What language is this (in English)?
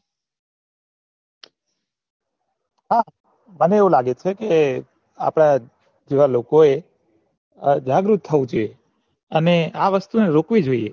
Gujarati